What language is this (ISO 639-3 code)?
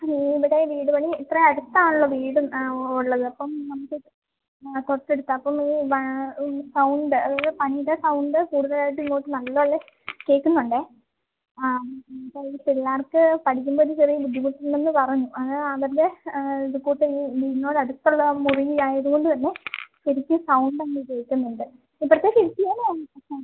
mal